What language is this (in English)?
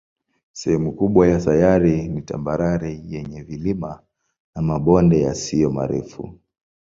Swahili